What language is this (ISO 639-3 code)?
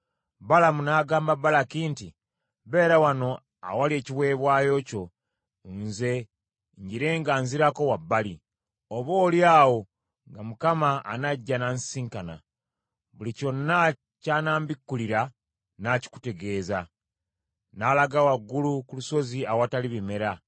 lug